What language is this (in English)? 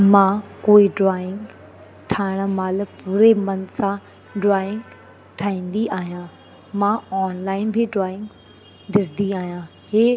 Sindhi